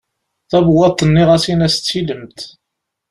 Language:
Kabyle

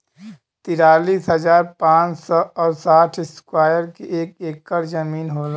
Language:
Bhojpuri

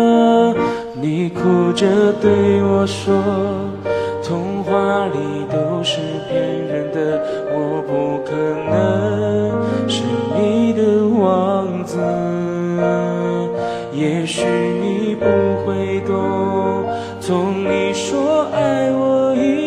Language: Chinese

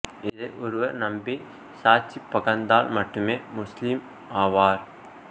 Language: Tamil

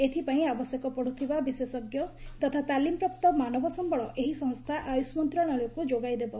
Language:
Odia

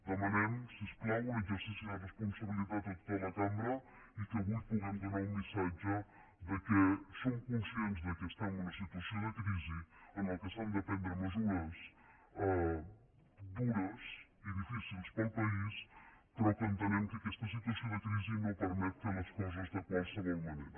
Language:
Catalan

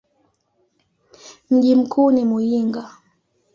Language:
Swahili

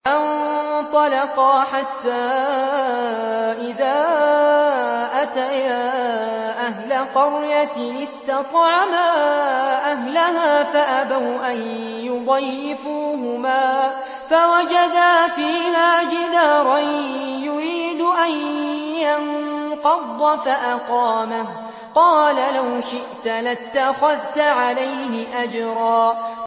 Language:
Arabic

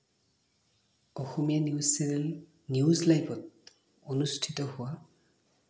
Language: Assamese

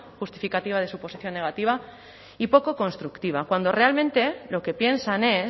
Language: Spanish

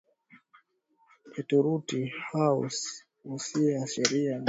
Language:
Swahili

